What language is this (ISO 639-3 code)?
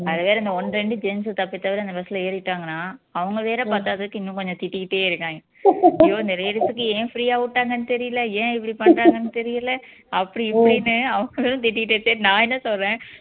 tam